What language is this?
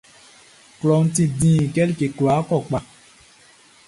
Baoulé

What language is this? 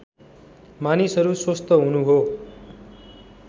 Nepali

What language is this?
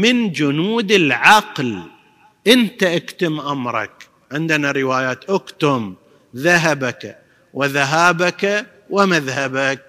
Arabic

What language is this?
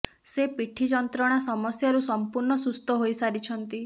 Odia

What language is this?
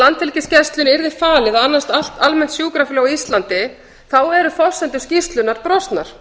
Icelandic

